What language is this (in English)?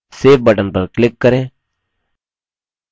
Hindi